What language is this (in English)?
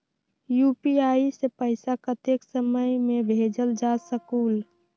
Magahi